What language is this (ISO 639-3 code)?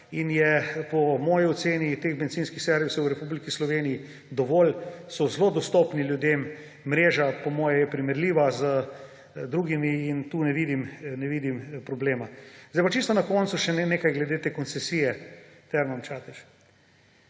slv